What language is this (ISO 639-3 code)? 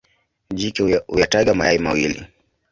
swa